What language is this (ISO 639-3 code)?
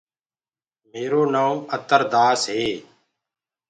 ggg